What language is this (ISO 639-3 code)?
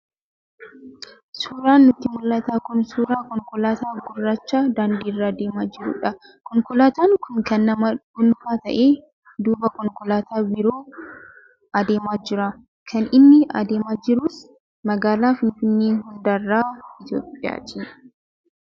orm